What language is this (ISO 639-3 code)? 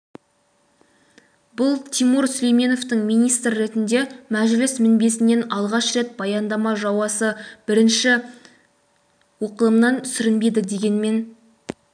kaz